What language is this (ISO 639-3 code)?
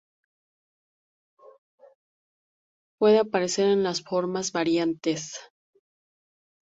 spa